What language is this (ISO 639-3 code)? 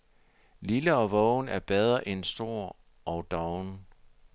dan